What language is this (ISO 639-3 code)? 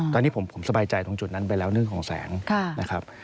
tha